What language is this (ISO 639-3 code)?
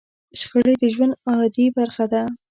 pus